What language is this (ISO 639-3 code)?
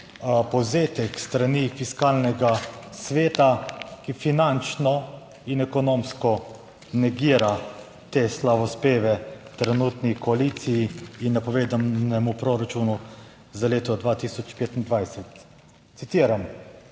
slv